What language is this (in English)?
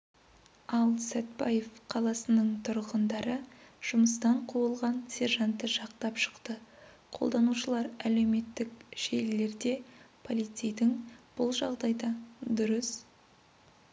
Kazakh